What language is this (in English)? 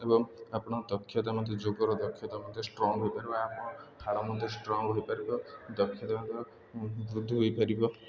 Odia